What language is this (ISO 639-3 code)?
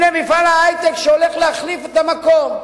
heb